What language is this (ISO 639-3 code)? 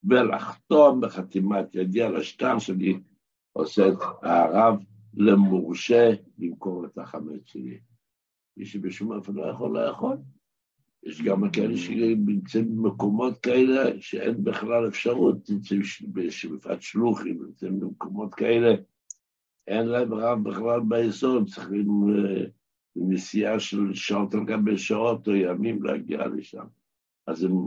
heb